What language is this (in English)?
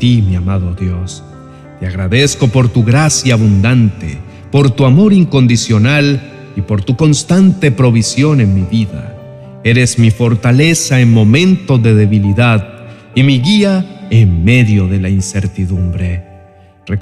Spanish